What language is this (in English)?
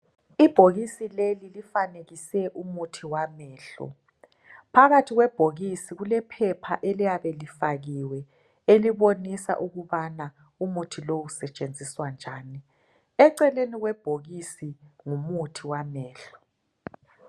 North Ndebele